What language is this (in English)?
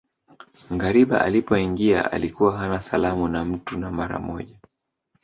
Swahili